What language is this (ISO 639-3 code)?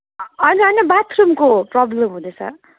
nep